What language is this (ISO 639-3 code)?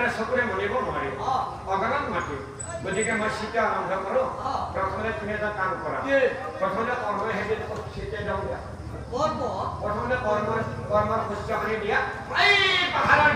ben